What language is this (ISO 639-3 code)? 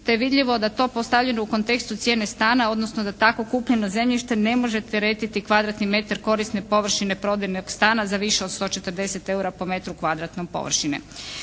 hrv